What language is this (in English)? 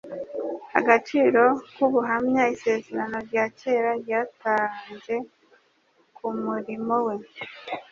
Kinyarwanda